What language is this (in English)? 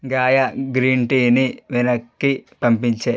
Telugu